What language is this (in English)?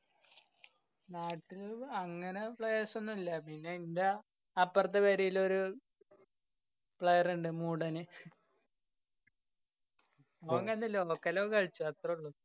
Malayalam